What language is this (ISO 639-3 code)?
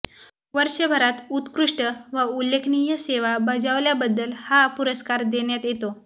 mar